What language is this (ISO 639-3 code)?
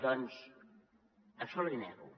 cat